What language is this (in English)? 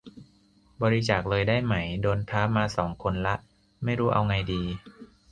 Thai